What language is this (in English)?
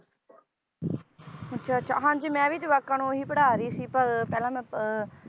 Punjabi